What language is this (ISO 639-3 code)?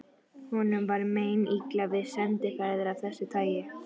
isl